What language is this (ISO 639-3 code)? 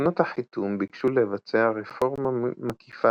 heb